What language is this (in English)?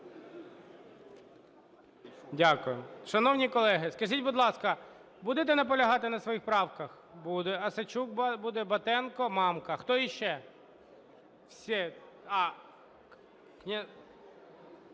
Ukrainian